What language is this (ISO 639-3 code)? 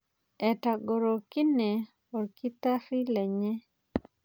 mas